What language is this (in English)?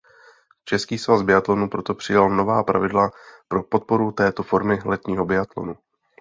Czech